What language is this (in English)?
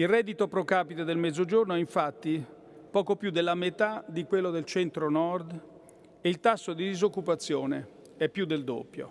Italian